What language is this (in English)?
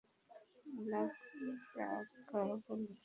Bangla